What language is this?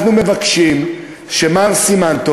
Hebrew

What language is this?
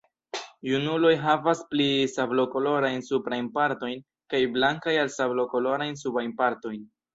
Esperanto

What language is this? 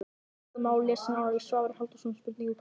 Icelandic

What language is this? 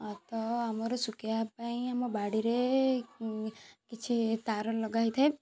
Odia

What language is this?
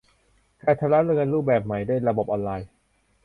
Thai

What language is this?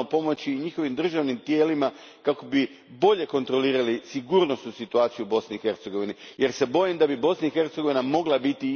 Croatian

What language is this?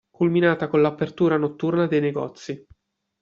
Italian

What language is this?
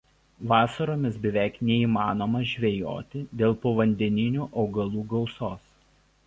Lithuanian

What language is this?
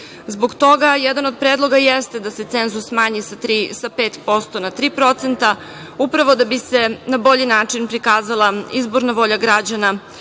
Serbian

